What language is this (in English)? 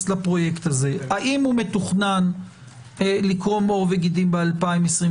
Hebrew